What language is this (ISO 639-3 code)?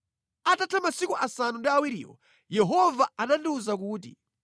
nya